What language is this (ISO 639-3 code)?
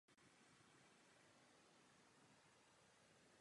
ces